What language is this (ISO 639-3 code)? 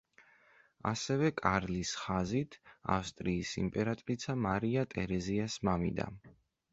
kat